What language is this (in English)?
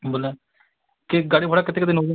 Odia